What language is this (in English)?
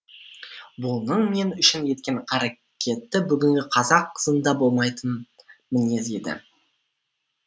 Kazakh